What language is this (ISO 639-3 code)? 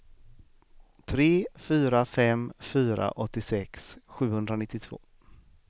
swe